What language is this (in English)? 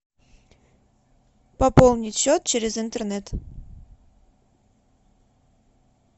Russian